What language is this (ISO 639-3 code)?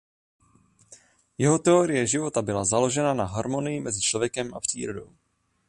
ces